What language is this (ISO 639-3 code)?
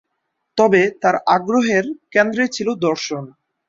ben